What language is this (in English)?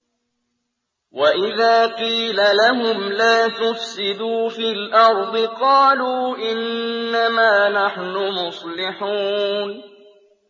Arabic